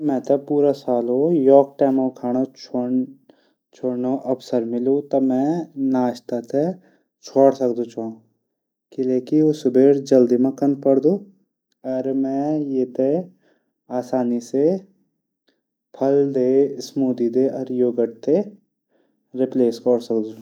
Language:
Garhwali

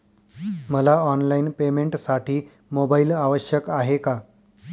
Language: Marathi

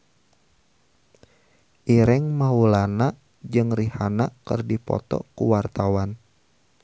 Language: Sundanese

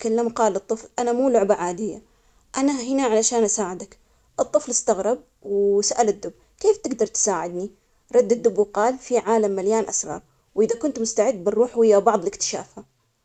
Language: Omani Arabic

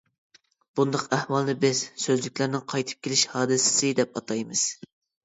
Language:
Uyghur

